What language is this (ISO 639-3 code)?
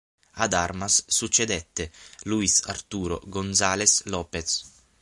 ita